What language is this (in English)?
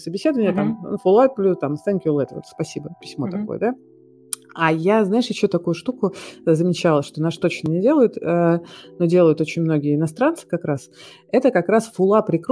Russian